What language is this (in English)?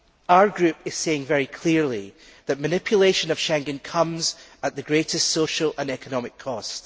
English